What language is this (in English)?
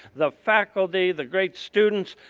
English